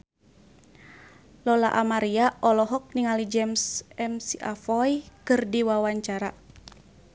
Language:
Sundanese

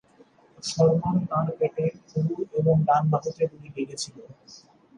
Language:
Bangla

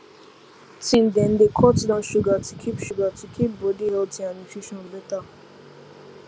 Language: Nigerian Pidgin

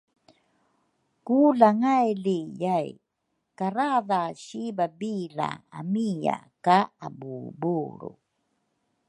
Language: Rukai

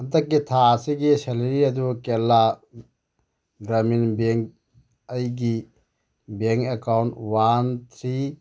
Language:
Manipuri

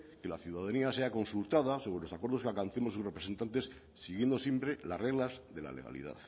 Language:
Spanish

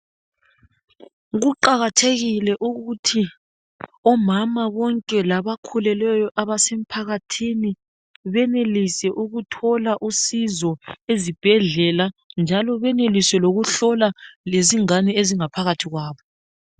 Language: North Ndebele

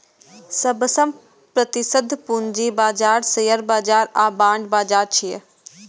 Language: Maithili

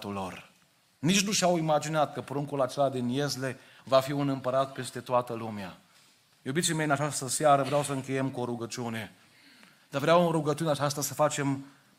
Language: Romanian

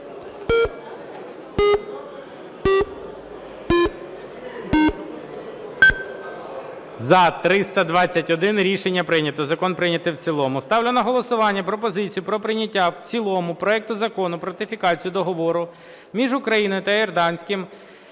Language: Ukrainian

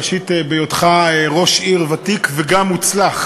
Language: Hebrew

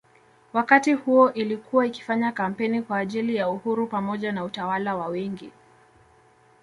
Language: Swahili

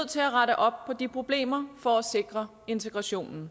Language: Danish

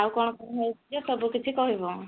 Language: Odia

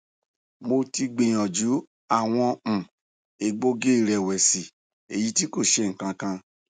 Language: Yoruba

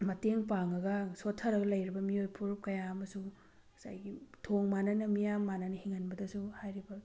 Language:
Manipuri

